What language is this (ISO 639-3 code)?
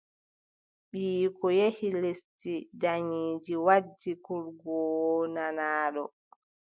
fub